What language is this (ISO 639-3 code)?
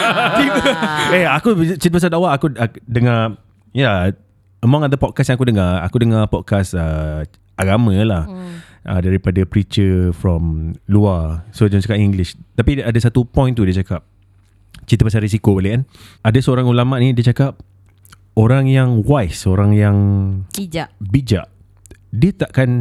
msa